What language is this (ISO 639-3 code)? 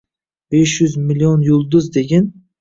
uzb